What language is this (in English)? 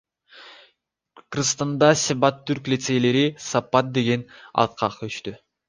Kyrgyz